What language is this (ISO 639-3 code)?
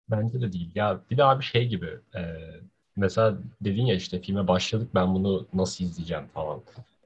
tur